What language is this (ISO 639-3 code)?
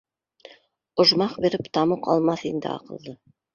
bak